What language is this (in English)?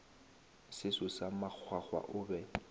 Northern Sotho